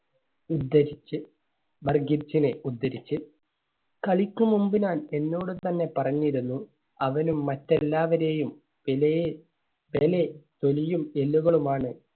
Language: Malayalam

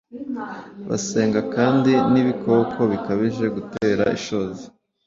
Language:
Kinyarwanda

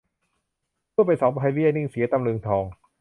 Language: Thai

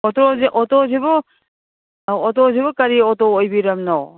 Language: Manipuri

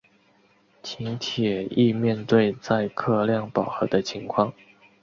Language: Chinese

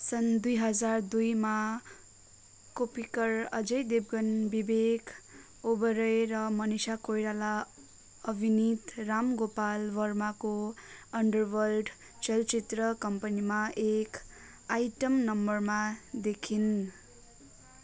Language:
Nepali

